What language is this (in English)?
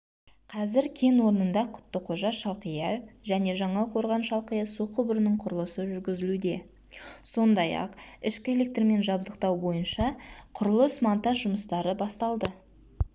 Kazakh